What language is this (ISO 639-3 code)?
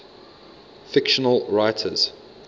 eng